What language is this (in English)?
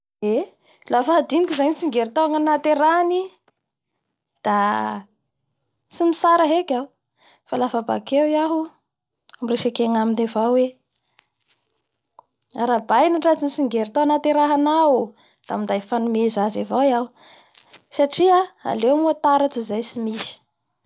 Bara Malagasy